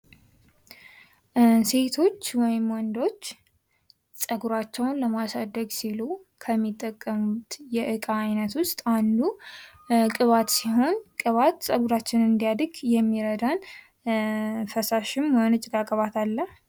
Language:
Amharic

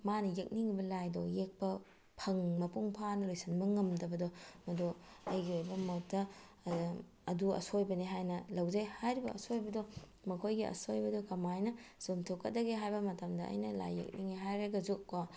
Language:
Manipuri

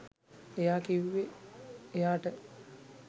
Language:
Sinhala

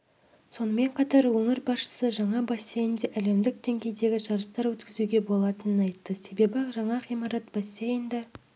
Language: Kazakh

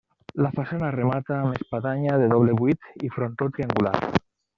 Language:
Catalan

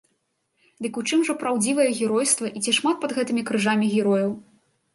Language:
Belarusian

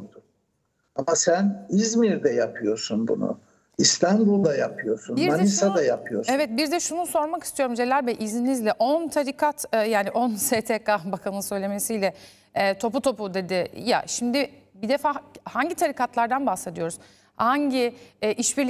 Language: Turkish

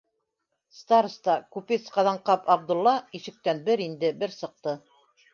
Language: Bashkir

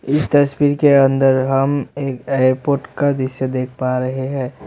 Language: Hindi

